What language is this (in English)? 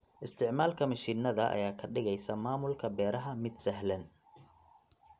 Somali